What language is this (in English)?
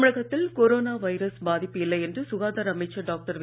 Tamil